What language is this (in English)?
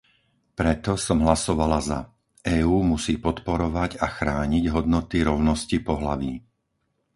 Slovak